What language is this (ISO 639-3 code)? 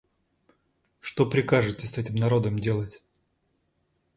rus